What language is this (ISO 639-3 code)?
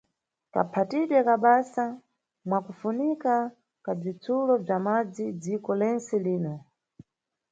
nyu